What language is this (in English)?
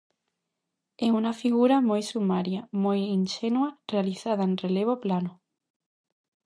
Galician